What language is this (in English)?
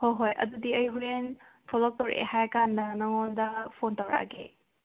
Manipuri